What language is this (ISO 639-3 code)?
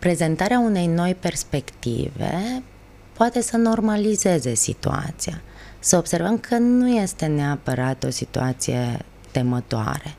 ron